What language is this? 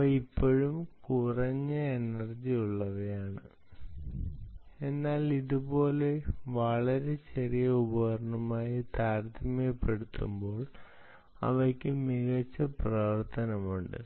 Malayalam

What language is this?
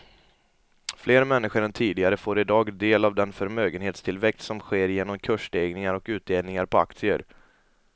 Swedish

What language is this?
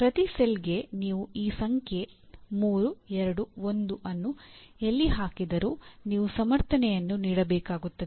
Kannada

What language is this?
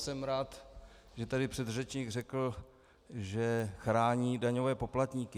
Czech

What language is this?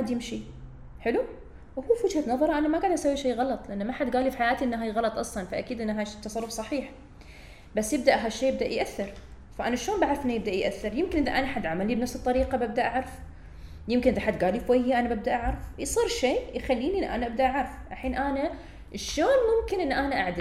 Arabic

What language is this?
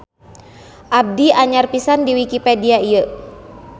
Sundanese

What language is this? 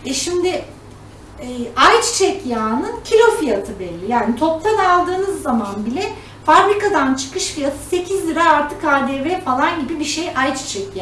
Turkish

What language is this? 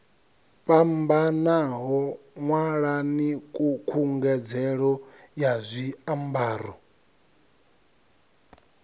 Venda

